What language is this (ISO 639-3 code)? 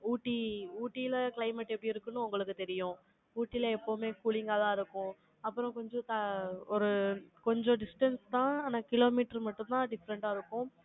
tam